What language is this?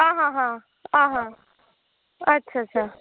Dogri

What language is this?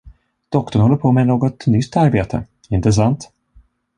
Swedish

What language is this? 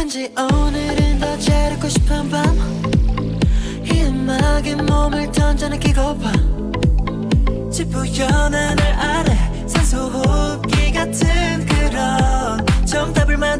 English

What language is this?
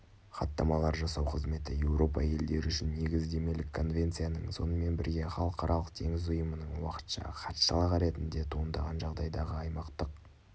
Kazakh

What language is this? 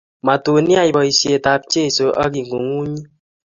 Kalenjin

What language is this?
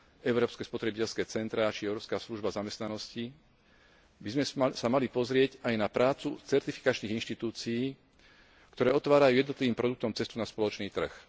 Slovak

